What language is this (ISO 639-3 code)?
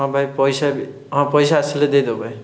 ori